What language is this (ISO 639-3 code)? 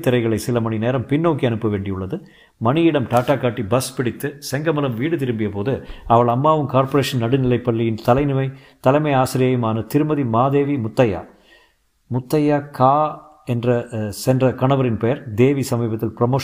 tam